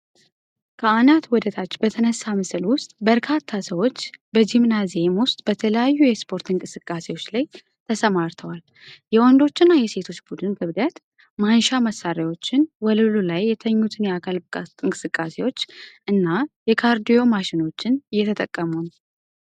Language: Amharic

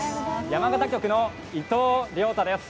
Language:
Japanese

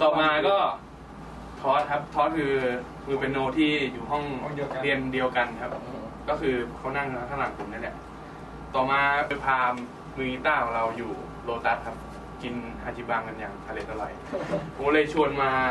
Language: Thai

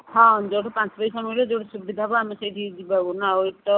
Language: Odia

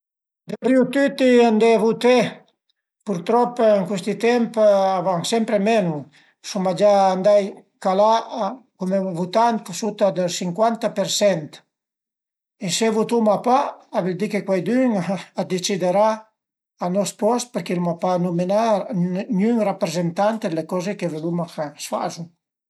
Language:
Piedmontese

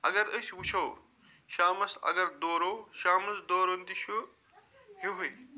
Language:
Kashmiri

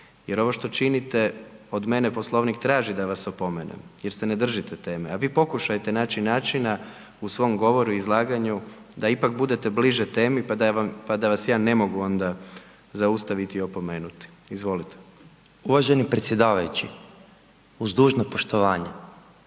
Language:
Croatian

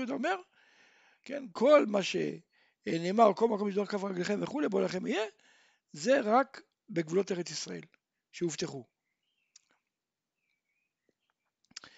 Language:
Hebrew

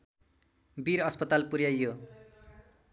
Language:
Nepali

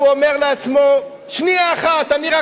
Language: Hebrew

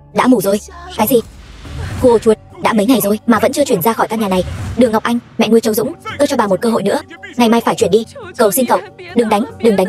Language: Vietnamese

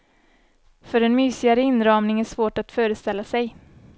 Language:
Swedish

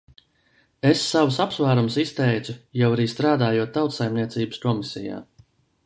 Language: Latvian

